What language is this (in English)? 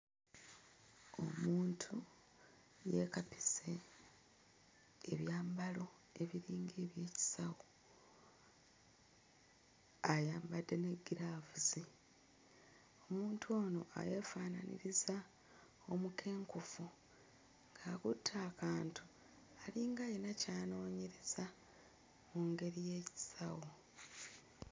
Ganda